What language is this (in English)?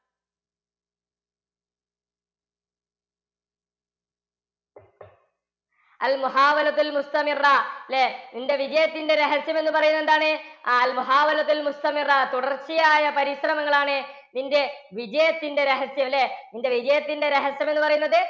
Malayalam